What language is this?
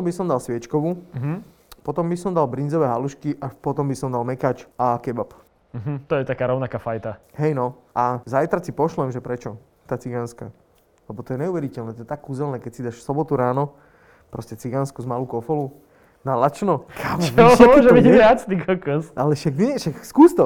Slovak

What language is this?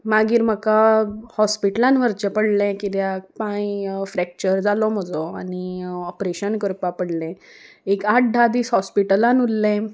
Konkani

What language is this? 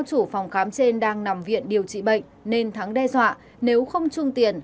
Vietnamese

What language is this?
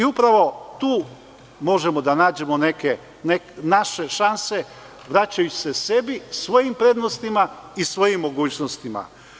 Serbian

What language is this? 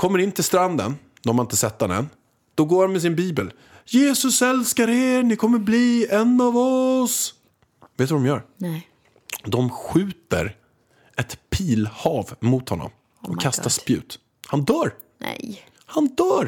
Swedish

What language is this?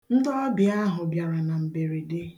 Igbo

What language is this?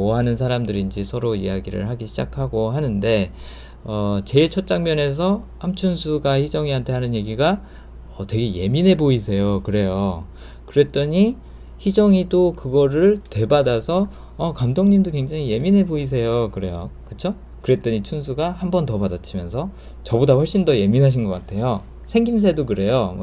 Korean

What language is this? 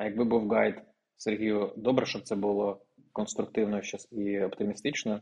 Ukrainian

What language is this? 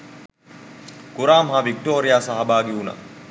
Sinhala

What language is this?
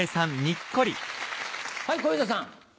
Japanese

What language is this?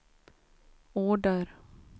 Swedish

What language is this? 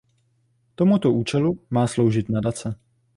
Czech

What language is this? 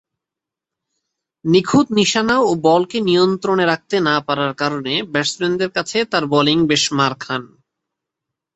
Bangla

